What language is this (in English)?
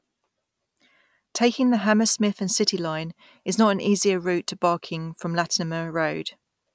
English